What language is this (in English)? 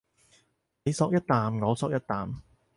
Cantonese